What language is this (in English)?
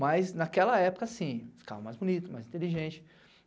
Portuguese